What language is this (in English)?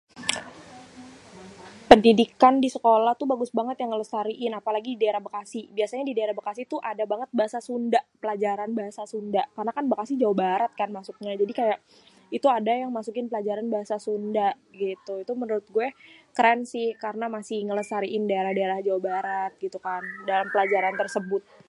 Betawi